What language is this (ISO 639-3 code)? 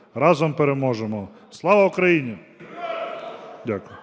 ukr